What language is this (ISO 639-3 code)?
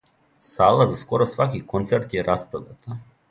srp